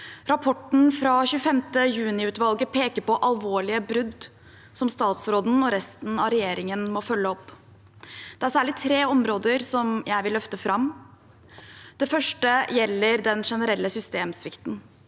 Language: Norwegian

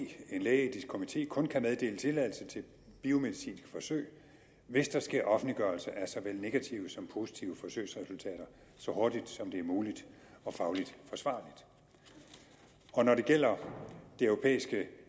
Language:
Danish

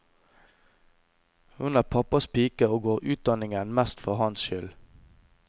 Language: Norwegian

